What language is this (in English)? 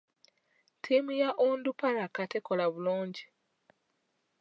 Ganda